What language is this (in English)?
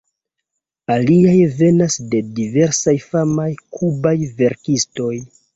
Esperanto